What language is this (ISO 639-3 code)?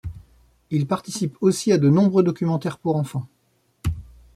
fra